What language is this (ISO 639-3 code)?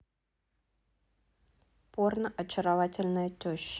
rus